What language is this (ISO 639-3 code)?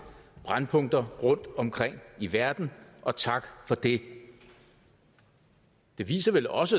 dan